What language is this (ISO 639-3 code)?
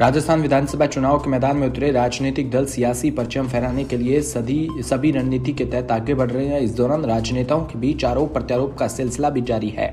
hin